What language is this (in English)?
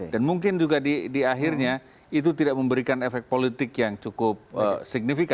Indonesian